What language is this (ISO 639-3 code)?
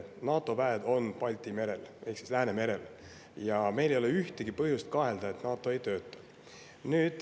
est